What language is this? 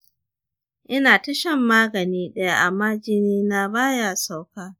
Hausa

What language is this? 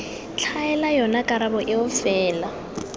Tswana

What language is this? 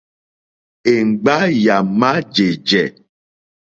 Mokpwe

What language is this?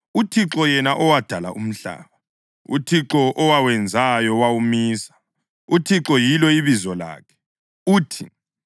North Ndebele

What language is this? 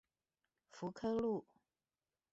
Chinese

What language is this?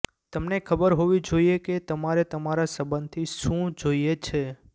Gujarati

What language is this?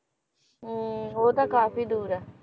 Punjabi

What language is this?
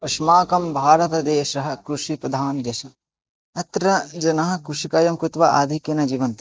Sanskrit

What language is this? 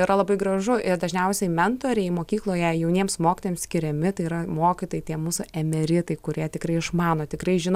Lithuanian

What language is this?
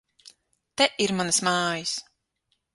Latvian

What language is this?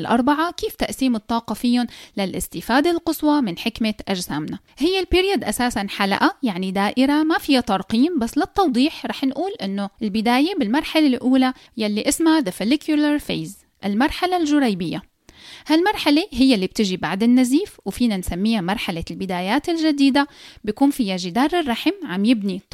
Arabic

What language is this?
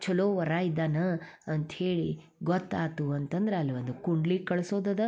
Kannada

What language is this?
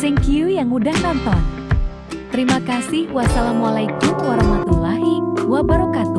Indonesian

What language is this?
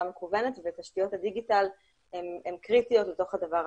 Hebrew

